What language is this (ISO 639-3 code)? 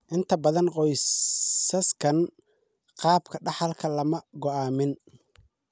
som